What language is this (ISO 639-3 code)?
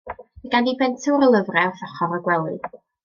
cym